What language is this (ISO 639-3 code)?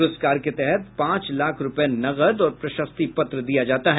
hin